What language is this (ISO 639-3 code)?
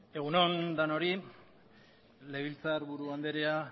eus